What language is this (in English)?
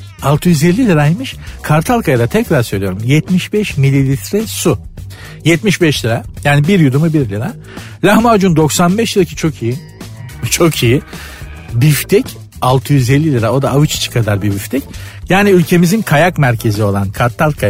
Turkish